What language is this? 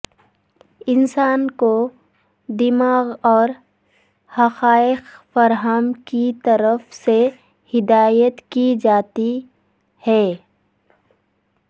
Urdu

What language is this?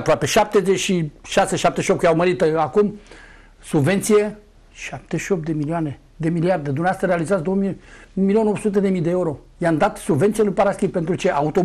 Romanian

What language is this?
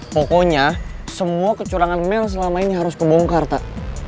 Indonesian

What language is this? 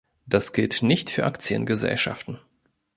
German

